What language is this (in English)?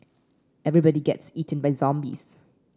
English